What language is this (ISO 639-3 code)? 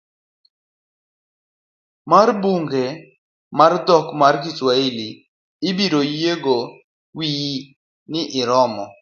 luo